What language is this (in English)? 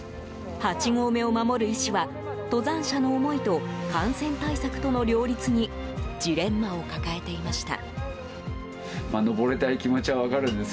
Japanese